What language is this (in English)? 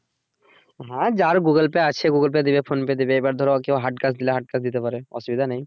Bangla